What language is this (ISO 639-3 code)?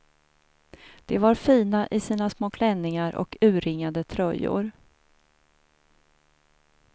swe